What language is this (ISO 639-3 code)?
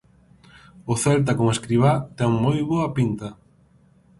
glg